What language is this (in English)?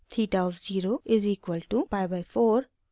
Hindi